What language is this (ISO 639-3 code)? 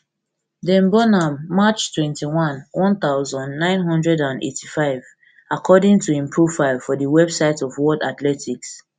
pcm